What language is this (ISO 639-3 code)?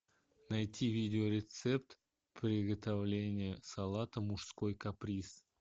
rus